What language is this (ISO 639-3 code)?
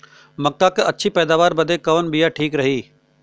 bho